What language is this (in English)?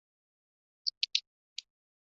Chinese